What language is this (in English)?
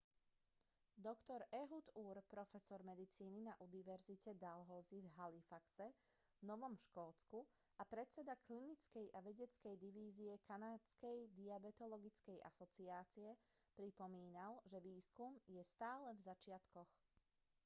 Slovak